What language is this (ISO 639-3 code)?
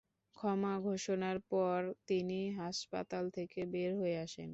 ben